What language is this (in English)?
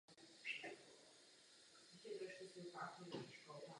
Czech